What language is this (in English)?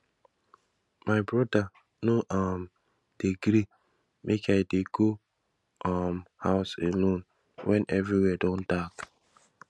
Nigerian Pidgin